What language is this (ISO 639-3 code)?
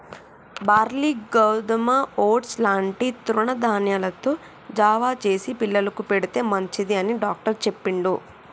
tel